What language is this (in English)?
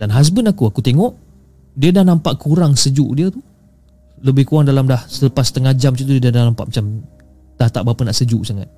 Malay